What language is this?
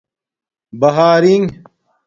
Domaaki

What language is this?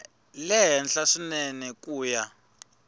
Tsonga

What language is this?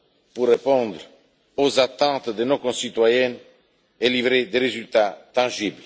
French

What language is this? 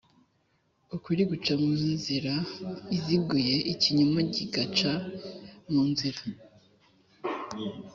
Kinyarwanda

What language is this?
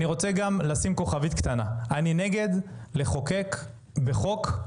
Hebrew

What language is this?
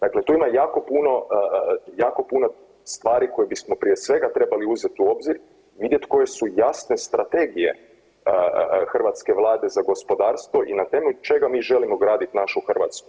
Croatian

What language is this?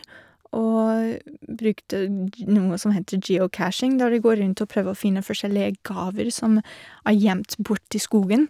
Norwegian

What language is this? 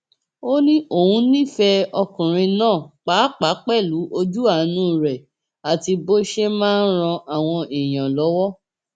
Yoruba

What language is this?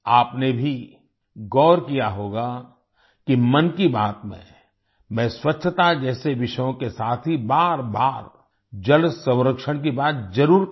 Hindi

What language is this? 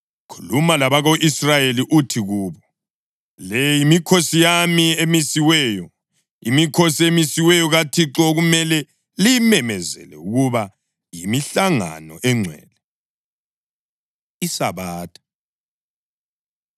North Ndebele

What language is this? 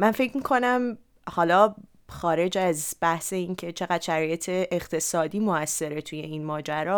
Persian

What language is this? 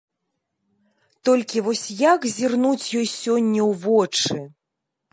Belarusian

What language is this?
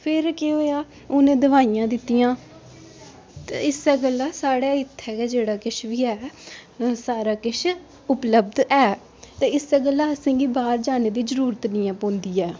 Dogri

